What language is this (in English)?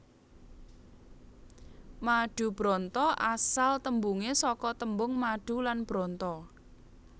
Javanese